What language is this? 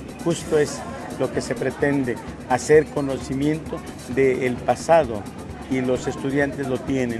Spanish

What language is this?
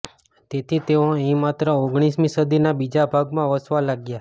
Gujarati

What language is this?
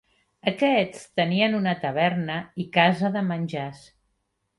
Catalan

